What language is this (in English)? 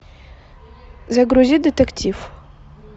Russian